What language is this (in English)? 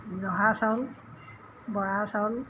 Assamese